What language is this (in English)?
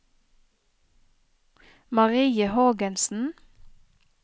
Norwegian